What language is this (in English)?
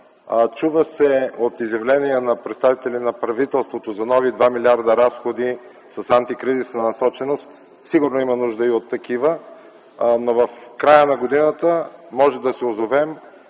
Bulgarian